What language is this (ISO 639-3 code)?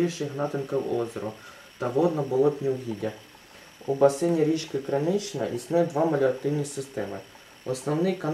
ukr